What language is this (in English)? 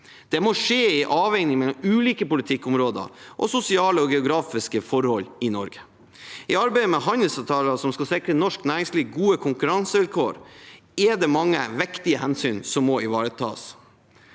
Norwegian